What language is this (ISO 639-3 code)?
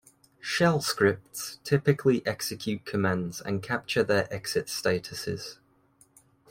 eng